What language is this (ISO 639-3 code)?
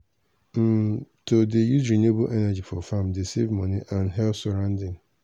pcm